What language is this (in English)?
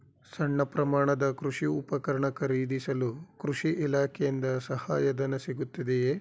Kannada